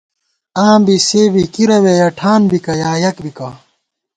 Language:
Gawar-Bati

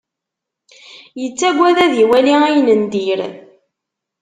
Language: Kabyle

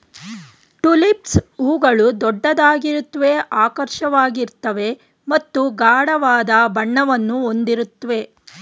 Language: Kannada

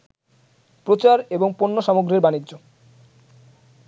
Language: Bangla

